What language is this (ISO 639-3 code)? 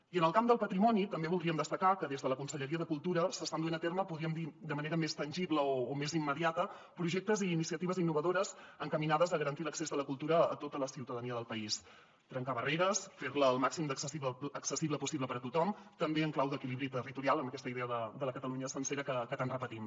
cat